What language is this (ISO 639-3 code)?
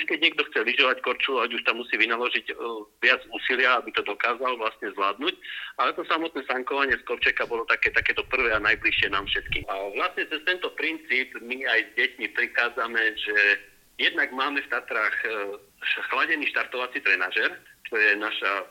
slk